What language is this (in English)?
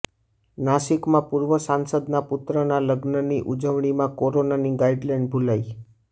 Gujarati